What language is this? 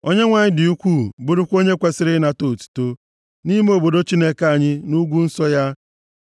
Igbo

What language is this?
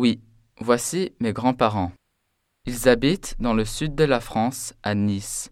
French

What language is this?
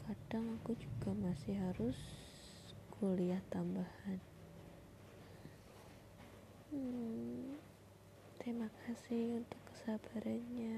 Indonesian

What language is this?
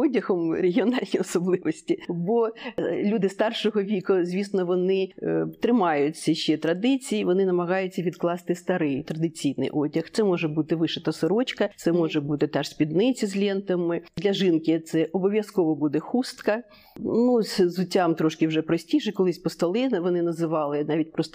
Ukrainian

